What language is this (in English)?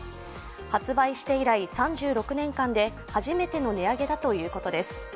Japanese